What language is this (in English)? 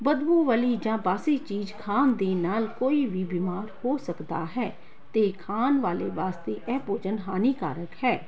Punjabi